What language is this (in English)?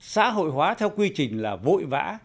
Vietnamese